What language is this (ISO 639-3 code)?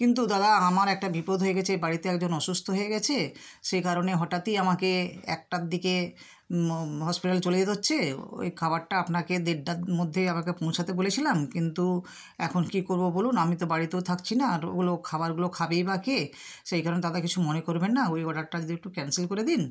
ben